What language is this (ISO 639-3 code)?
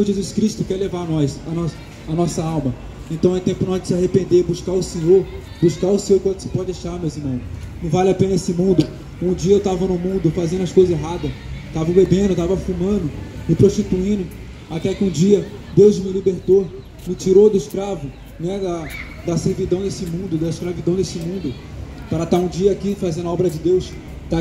por